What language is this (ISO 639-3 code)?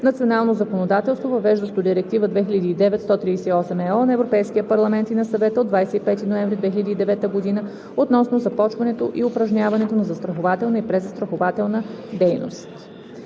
bul